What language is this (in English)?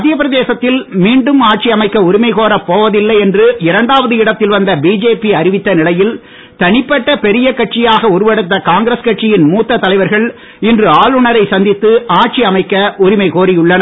Tamil